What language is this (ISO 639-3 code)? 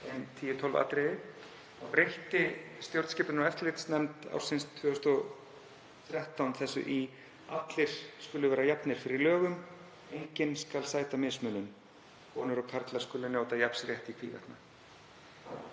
isl